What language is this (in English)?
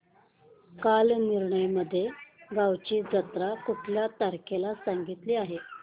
Marathi